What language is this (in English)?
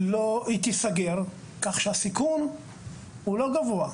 Hebrew